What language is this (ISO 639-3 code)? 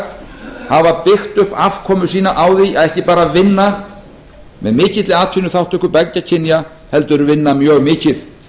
isl